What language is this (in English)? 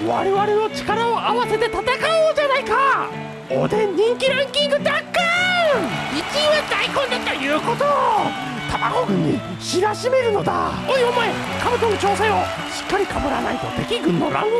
Japanese